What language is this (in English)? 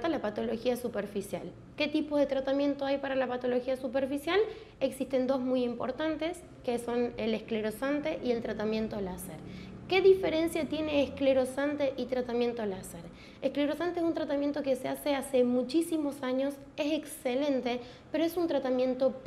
Spanish